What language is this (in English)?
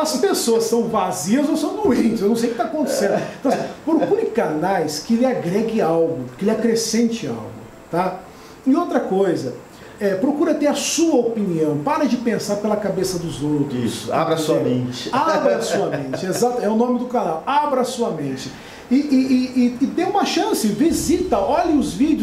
Portuguese